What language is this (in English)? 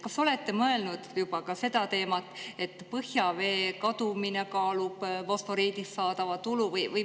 Estonian